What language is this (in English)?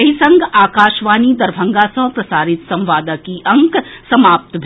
Maithili